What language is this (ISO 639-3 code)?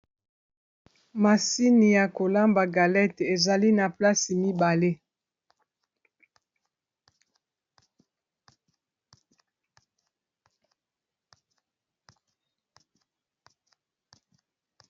lin